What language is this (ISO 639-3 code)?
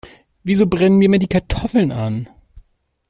deu